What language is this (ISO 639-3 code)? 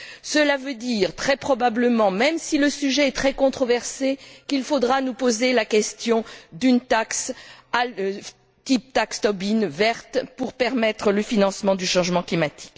fra